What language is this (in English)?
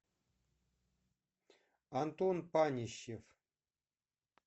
Russian